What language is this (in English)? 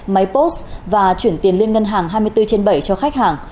Vietnamese